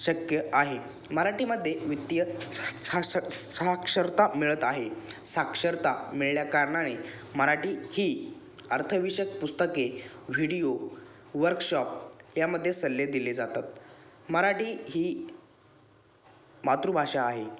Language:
Marathi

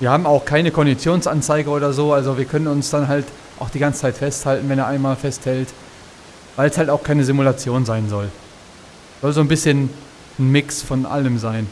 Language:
German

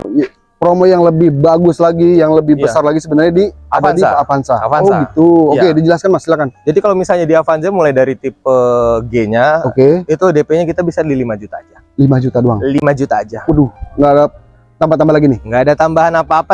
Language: Indonesian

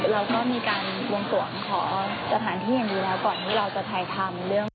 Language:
Thai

